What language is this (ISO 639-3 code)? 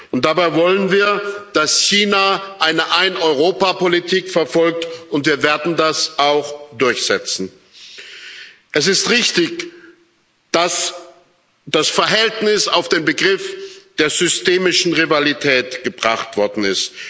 deu